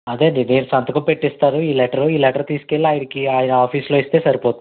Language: Telugu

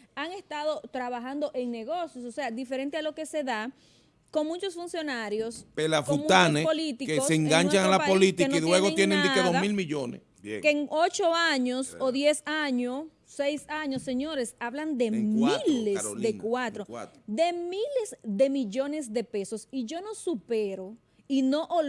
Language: Spanish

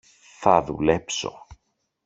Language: Greek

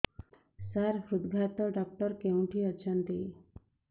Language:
Odia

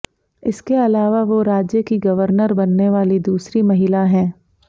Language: Hindi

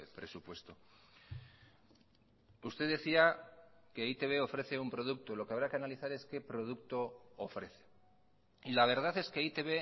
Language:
Spanish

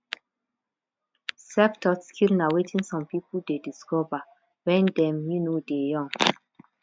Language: Nigerian Pidgin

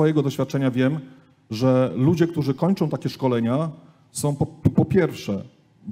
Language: Polish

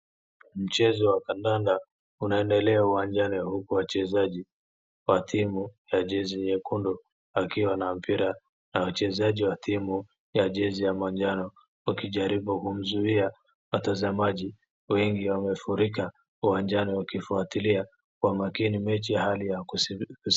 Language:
Swahili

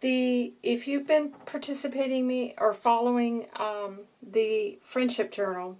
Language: English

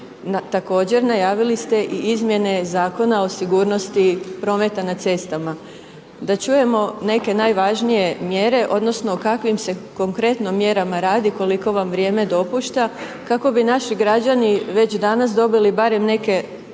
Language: Croatian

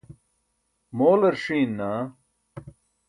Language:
Burushaski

